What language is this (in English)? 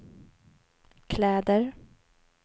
Swedish